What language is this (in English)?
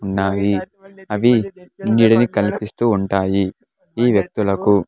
Telugu